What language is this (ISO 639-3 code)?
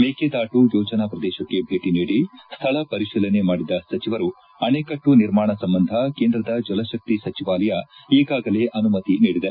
kan